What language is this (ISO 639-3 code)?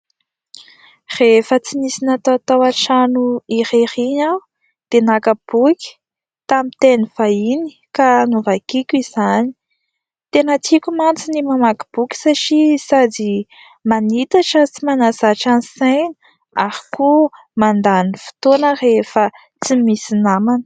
mlg